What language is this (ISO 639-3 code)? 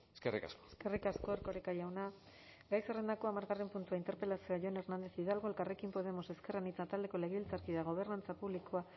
eus